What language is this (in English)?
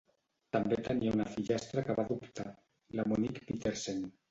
Catalan